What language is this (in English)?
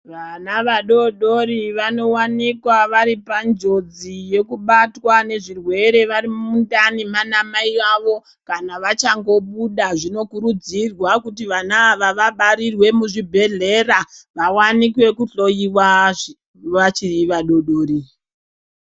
Ndau